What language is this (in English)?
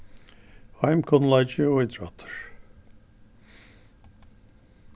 Faroese